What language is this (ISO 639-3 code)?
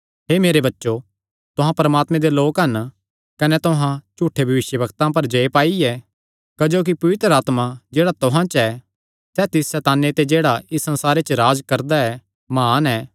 xnr